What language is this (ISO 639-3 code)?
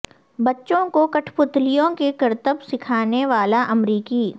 urd